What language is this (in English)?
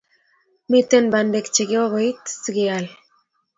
Kalenjin